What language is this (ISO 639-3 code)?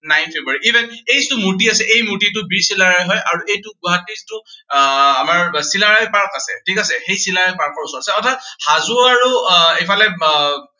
asm